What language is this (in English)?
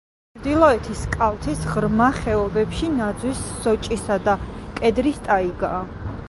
Georgian